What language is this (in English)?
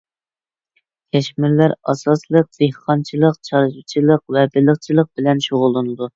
Uyghur